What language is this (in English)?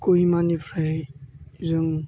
Bodo